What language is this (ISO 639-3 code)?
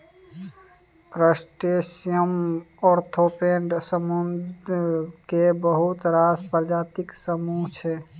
mai